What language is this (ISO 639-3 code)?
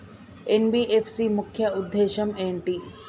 tel